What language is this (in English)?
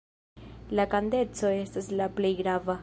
Esperanto